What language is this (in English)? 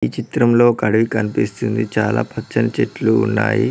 Telugu